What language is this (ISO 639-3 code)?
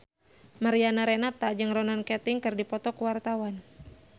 sun